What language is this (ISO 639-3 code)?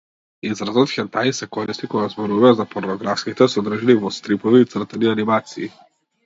mkd